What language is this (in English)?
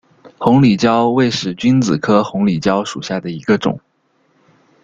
Chinese